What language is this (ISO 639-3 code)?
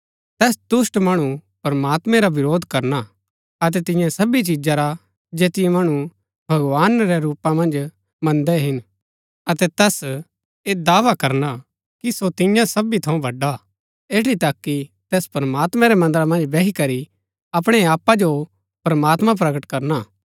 gbk